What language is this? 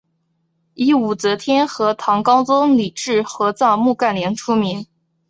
Chinese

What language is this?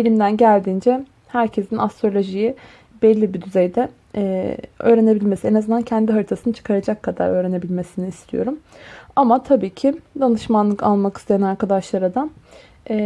Turkish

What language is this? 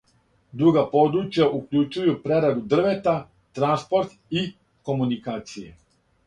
Serbian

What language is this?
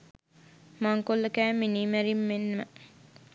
Sinhala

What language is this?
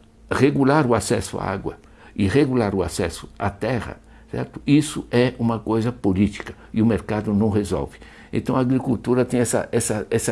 Portuguese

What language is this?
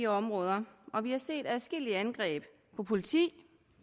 Danish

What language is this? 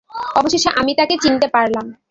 Bangla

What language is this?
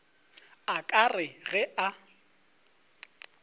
Northern Sotho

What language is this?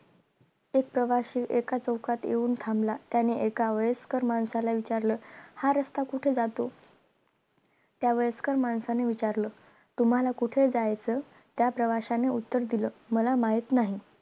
Marathi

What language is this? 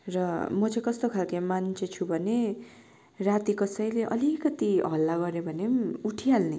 Nepali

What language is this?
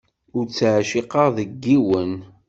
Kabyle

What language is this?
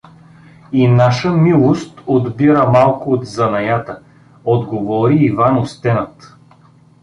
Bulgarian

